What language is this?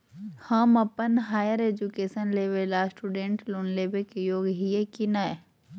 Magahi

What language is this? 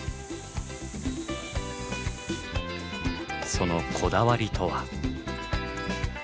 Japanese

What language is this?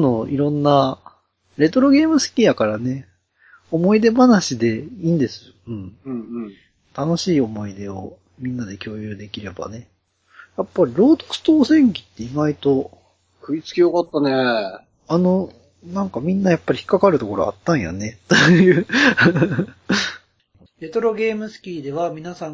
Japanese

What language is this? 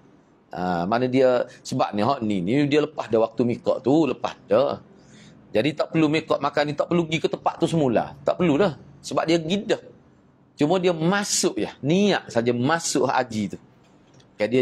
Malay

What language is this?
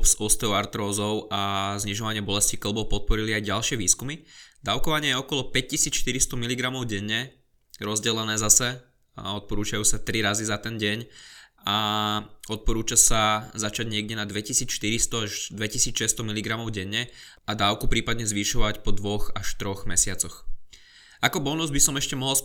Slovak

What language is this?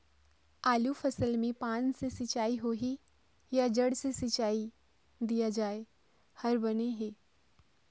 Chhattisgarhi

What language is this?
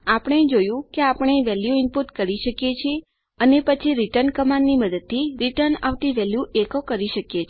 Gujarati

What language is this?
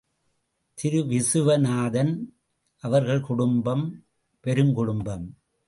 Tamil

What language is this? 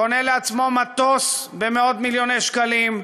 Hebrew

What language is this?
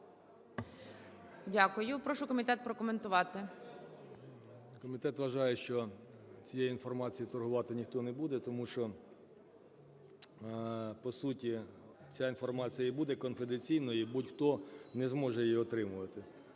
Ukrainian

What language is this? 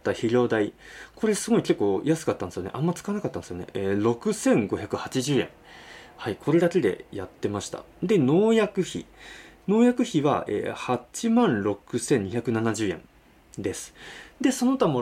Japanese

